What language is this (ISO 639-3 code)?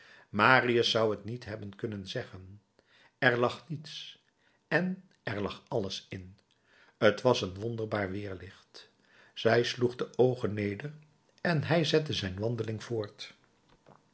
nld